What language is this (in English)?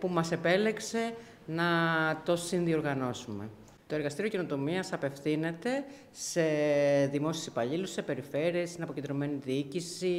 Greek